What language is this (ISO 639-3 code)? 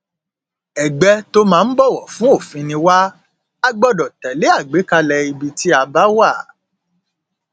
yor